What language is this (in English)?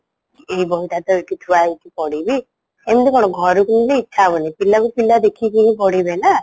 Odia